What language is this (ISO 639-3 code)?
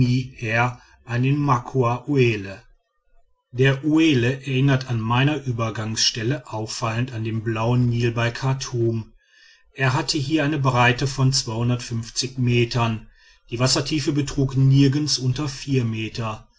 deu